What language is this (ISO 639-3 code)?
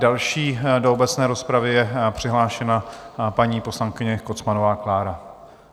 ces